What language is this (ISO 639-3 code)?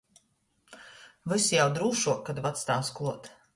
ltg